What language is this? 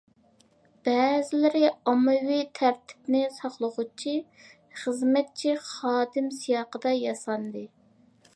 Uyghur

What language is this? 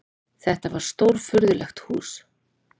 Icelandic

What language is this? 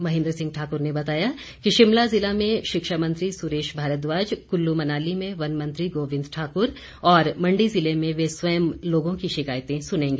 Hindi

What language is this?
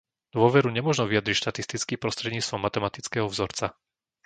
Slovak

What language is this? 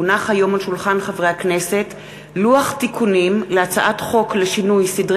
Hebrew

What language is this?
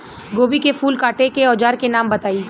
Bhojpuri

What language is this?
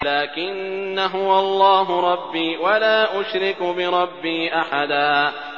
Arabic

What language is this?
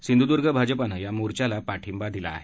Marathi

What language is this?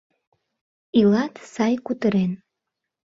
Mari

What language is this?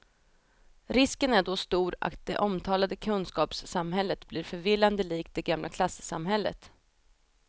Swedish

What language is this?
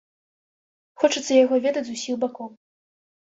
Belarusian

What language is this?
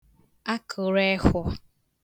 Igbo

